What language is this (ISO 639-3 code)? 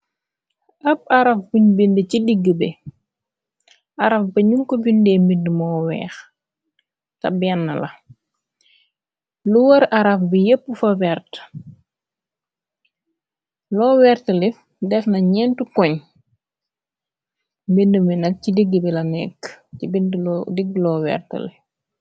wol